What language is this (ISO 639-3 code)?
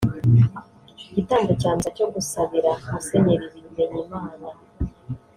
kin